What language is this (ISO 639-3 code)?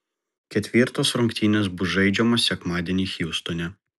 lit